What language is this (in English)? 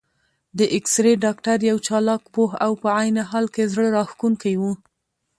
Pashto